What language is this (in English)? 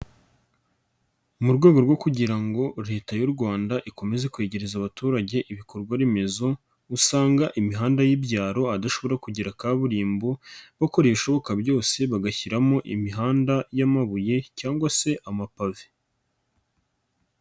Kinyarwanda